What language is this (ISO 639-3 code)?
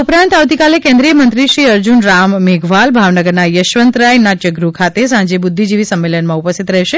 guj